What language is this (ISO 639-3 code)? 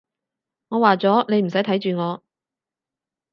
yue